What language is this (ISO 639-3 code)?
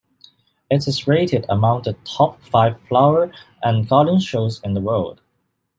eng